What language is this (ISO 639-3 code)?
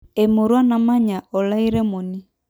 mas